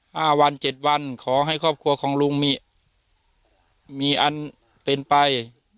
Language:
Thai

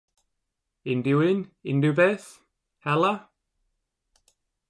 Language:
Welsh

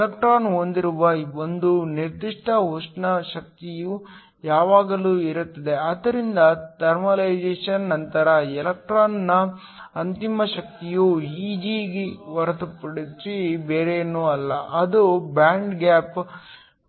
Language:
Kannada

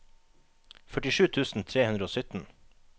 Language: Norwegian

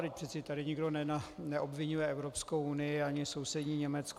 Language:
Czech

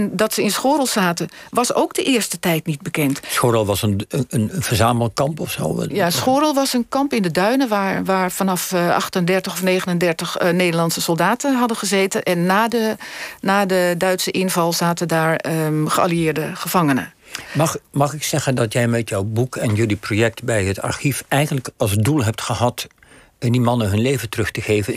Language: Dutch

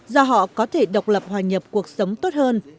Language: Vietnamese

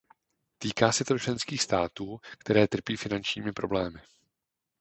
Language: Czech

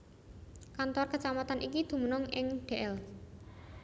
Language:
Javanese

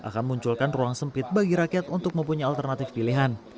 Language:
Indonesian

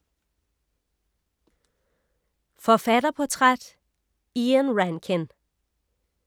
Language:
Danish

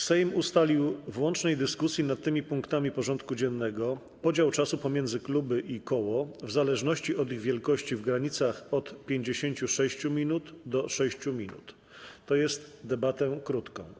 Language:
Polish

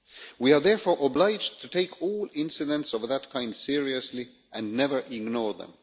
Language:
English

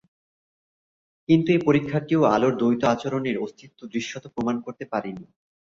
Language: Bangla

